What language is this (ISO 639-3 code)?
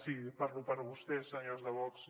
cat